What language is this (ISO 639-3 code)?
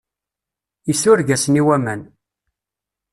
kab